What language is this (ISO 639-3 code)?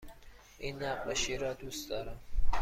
fas